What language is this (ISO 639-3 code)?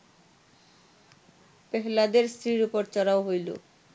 ben